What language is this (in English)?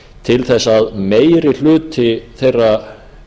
Icelandic